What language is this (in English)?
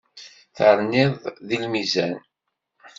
Kabyle